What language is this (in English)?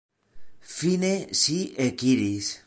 Esperanto